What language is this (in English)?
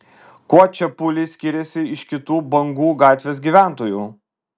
Lithuanian